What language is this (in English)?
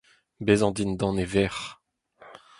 Breton